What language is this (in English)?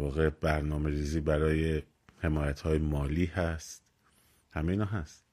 Persian